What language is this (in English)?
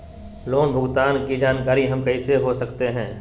Magahi